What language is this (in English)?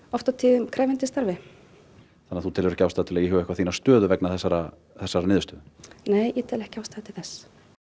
Icelandic